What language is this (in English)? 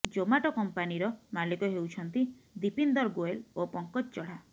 Odia